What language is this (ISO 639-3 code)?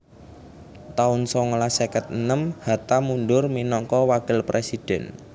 jav